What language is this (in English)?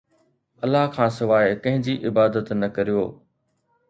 Sindhi